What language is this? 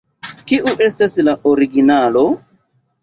Esperanto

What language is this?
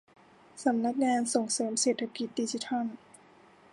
Thai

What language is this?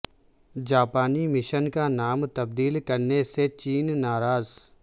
Urdu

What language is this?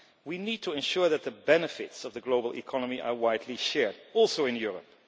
English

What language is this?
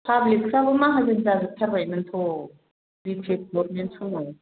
Bodo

